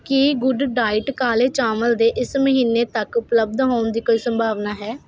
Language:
Punjabi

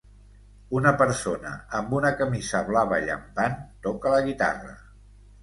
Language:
Catalan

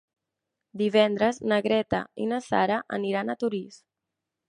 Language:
Catalan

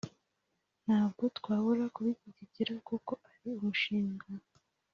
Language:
Kinyarwanda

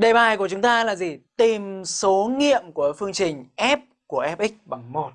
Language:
Vietnamese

